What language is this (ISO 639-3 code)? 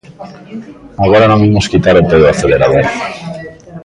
glg